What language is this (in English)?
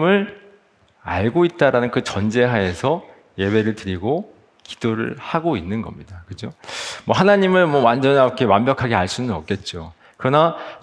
Korean